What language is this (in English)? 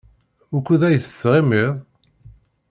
Kabyle